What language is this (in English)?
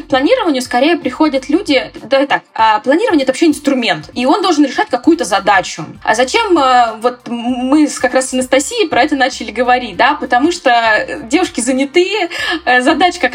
Russian